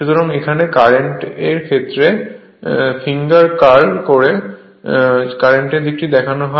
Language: Bangla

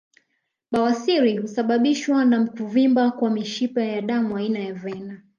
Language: Swahili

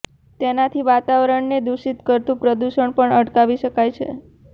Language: Gujarati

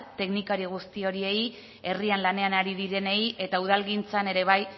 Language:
Basque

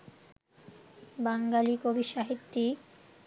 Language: Bangla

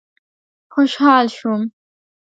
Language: Pashto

